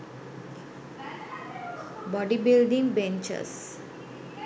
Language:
Sinhala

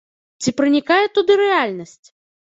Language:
Belarusian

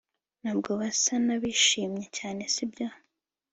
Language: Kinyarwanda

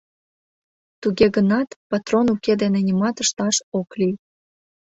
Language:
Mari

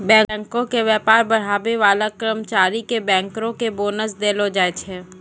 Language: Maithili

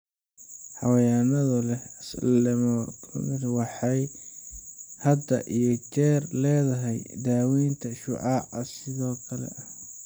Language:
Somali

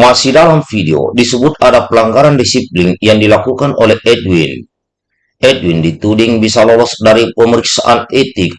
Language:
Indonesian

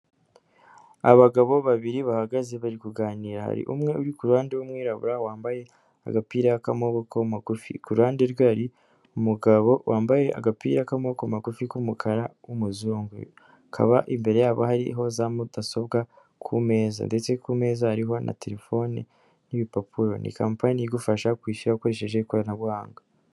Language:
Kinyarwanda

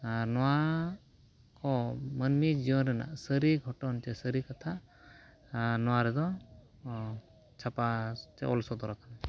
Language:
Santali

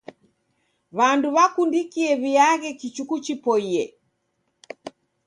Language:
Taita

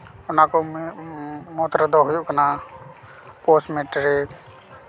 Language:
Santali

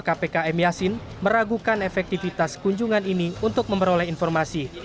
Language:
Indonesian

